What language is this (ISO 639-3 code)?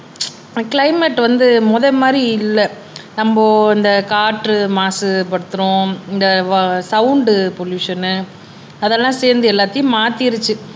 tam